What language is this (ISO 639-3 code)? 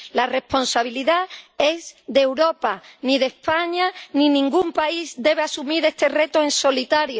spa